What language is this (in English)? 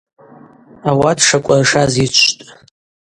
Abaza